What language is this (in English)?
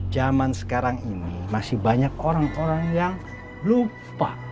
Indonesian